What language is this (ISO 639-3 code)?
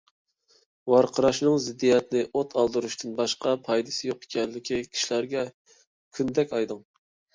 uig